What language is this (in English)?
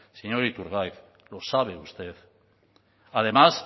Spanish